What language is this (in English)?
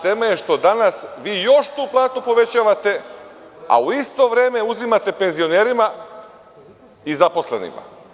Serbian